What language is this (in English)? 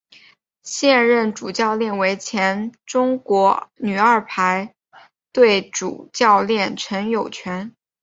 Chinese